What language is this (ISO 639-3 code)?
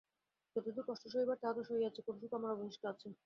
ben